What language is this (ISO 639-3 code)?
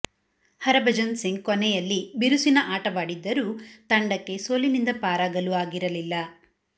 kan